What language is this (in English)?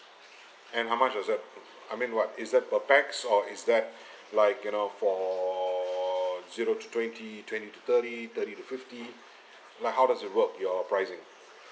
English